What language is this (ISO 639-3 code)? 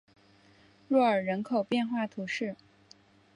zho